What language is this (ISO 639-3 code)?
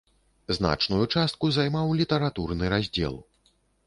bel